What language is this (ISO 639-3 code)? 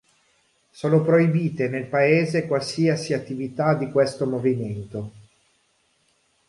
ita